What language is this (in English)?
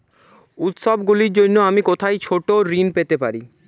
Bangla